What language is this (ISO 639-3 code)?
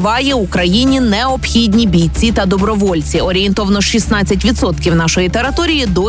ukr